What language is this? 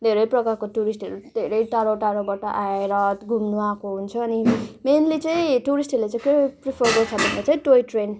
Nepali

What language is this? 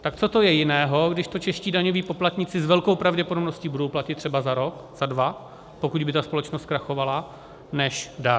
Czech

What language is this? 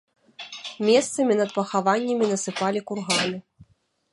Belarusian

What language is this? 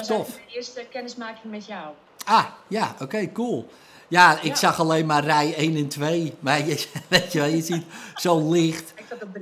Dutch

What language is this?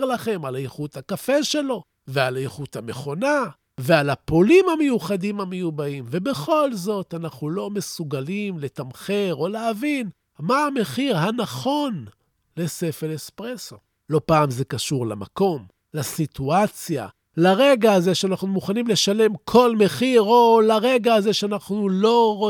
Hebrew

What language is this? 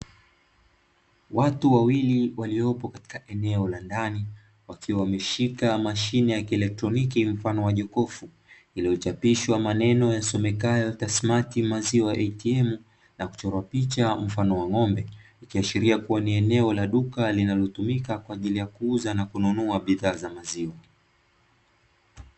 Swahili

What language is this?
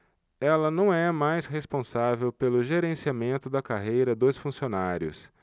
Portuguese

